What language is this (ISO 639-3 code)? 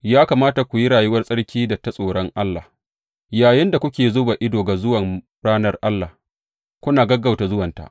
hau